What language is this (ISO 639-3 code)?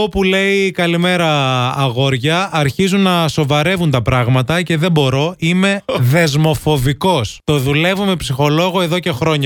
ell